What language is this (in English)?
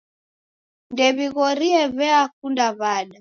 Taita